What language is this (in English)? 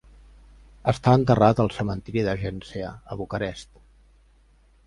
Catalan